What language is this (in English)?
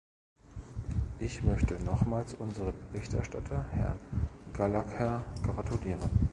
German